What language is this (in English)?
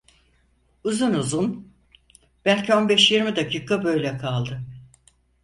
Turkish